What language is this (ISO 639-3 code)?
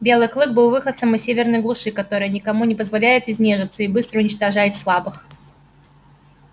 rus